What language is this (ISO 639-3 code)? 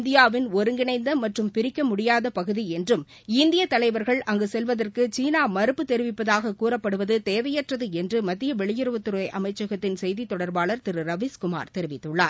tam